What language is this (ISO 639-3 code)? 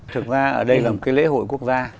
vie